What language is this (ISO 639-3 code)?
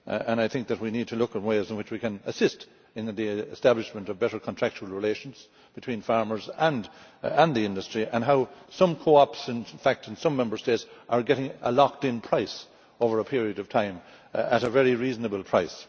eng